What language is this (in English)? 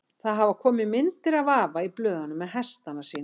Icelandic